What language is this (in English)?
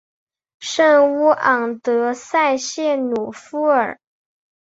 Chinese